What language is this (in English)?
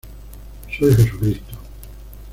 Spanish